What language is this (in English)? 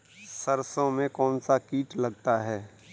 Hindi